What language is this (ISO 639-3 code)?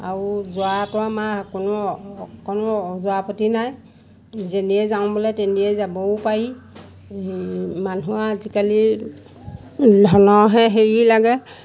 asm